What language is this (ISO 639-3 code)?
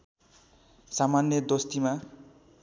nep